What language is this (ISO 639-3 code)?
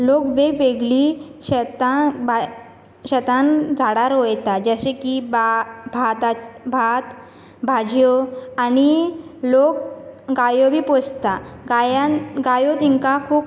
kok